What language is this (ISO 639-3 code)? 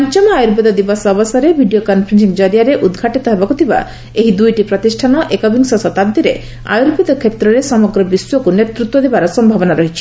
ori